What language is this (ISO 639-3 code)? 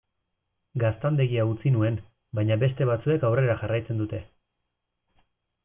eus